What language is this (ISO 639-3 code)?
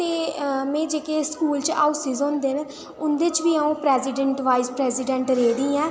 doi